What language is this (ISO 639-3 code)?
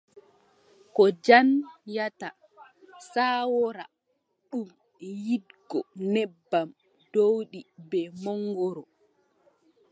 fub